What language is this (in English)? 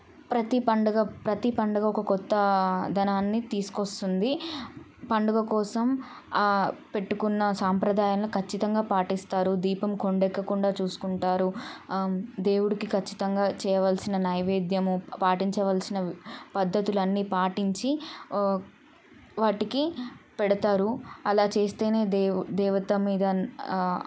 Telugu